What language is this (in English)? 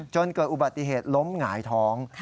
Thai